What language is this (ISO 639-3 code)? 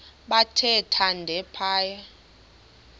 xho